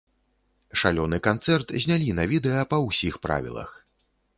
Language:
Belarusian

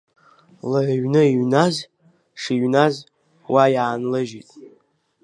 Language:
Abkhazian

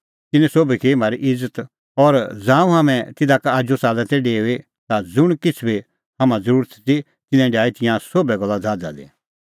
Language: Kullu Pahari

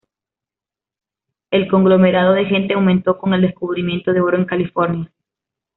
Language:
Spanish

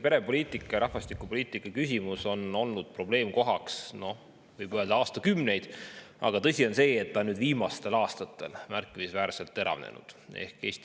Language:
Estonian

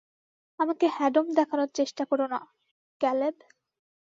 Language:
Bangla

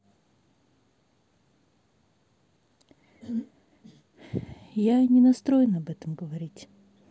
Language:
Russian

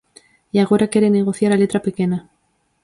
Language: Galician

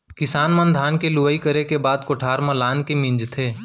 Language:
Chhattisgarhi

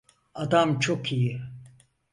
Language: Turkish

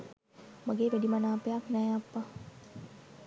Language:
Sinhala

